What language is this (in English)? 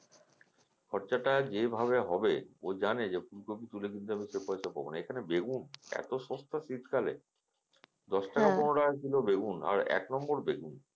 Bangla